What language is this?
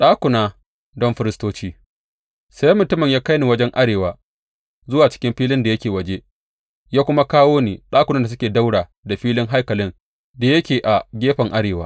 Hausa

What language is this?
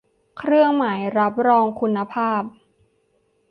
Thai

